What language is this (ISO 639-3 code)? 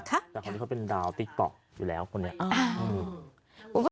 tha